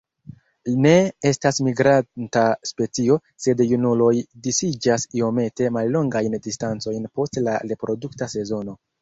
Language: Esperanto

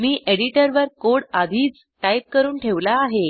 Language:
Marathi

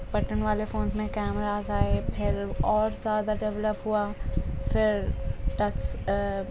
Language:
Urdu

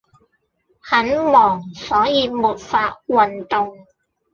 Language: Cantonese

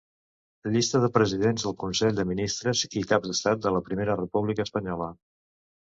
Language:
Catalan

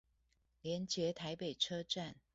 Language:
Chinese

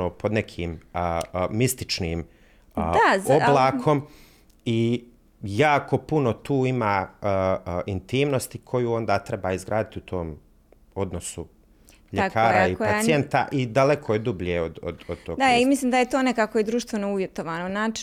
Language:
Croatian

